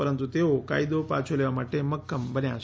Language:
Gujarati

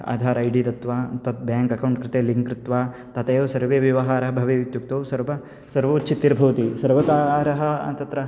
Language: Sanskrit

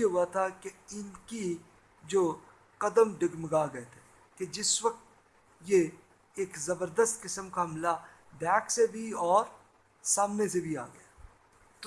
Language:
Urdu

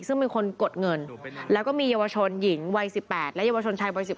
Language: Thai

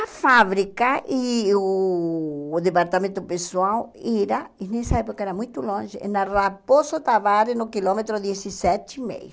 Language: Portuguese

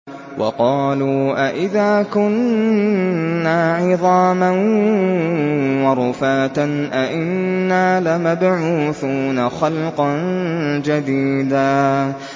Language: Arabic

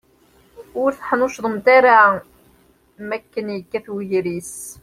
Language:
Kabyle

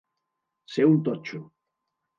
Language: Catalan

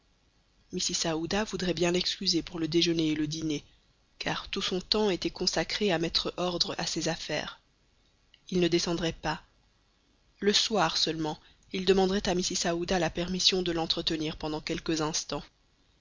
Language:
French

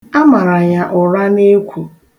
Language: Igbo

